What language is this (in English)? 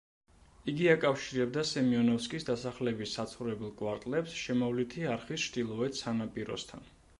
Georgian